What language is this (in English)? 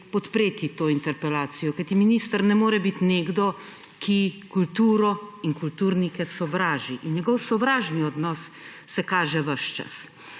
Slovenian